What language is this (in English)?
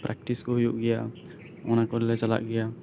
Santali